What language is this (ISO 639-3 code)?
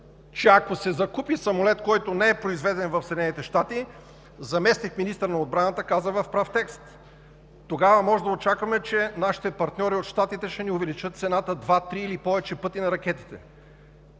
bul